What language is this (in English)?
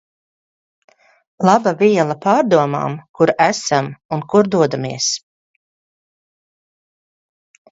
Latvian